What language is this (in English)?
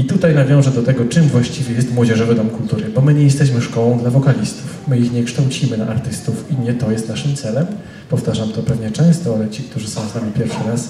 Polish